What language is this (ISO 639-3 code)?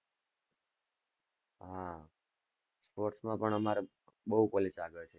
guj